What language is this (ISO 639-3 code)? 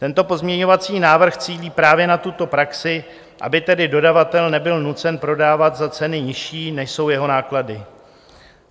ces